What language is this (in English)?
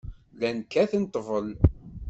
Kabyle